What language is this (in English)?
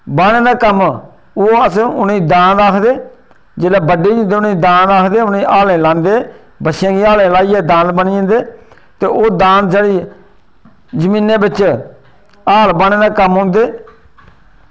Dogri